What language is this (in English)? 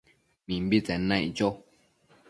Matsés